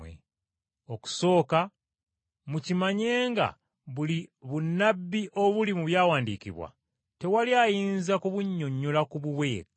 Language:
Ganda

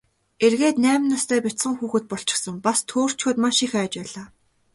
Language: Mongolian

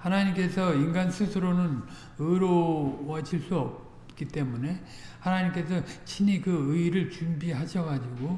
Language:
Korean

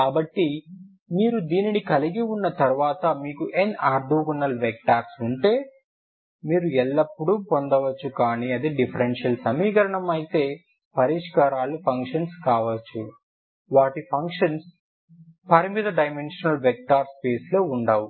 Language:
Telugu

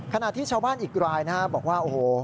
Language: Thai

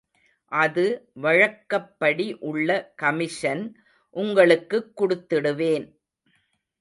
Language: Tamil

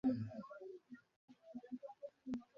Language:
Bangla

